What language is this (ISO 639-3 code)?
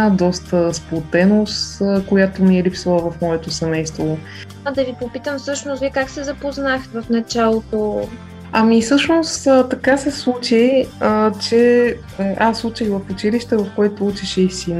bul